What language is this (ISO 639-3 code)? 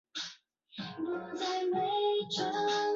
zho